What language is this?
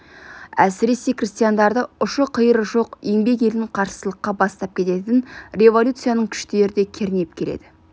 Kazakh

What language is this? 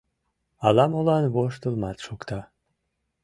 Mari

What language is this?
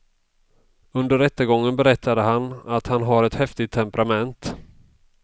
Swedish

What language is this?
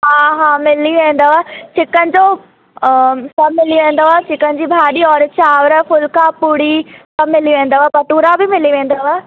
Sindhi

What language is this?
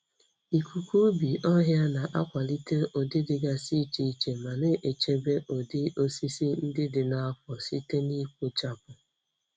Igbo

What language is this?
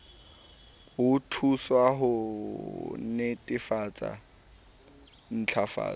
Southern Sotho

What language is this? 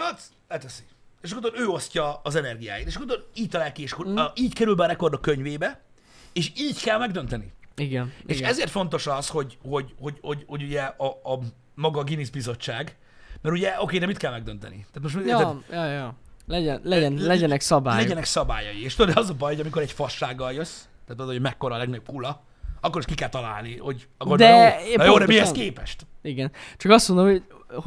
Hungarian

